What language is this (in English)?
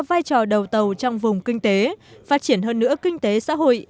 Vietnamese